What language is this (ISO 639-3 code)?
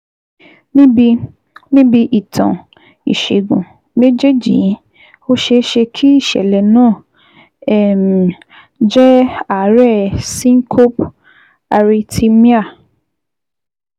yor